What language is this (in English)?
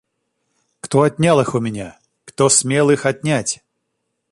Russian